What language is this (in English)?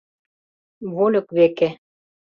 Mari